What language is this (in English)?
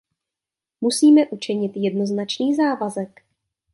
Czech